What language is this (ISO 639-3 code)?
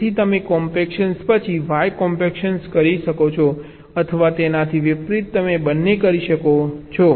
guj